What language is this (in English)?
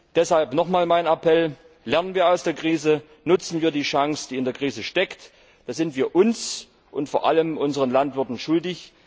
German